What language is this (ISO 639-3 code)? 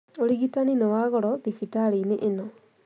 kik